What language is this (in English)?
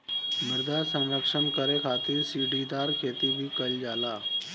Bhojpuri